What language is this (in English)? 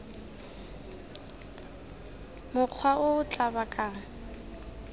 Tswana